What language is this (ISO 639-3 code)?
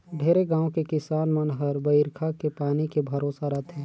hne